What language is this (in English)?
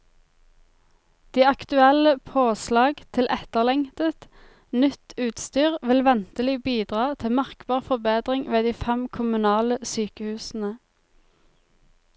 Norwegian